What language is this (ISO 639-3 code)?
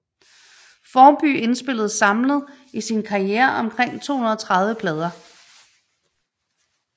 dan